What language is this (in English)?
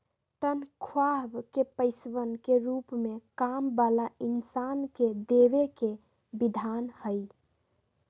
Magahi